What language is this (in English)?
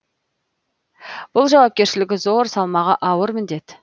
Kazakh